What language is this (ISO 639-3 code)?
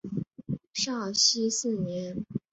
zho